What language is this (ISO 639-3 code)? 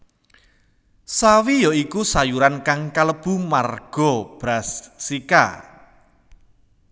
jav